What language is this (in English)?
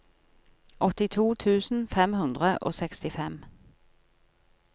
Norwegian